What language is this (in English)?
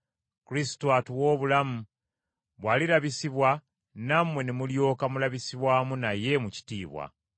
Ganda